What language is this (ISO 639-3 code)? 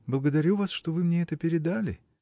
rus